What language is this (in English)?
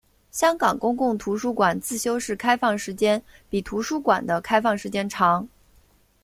Chinese